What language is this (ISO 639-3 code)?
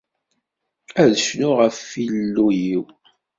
kab